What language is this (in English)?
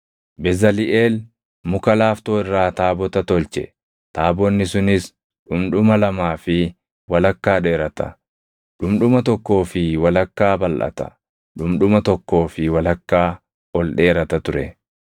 Oromo